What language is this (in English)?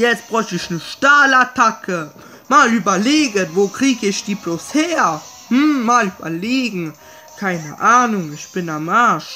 German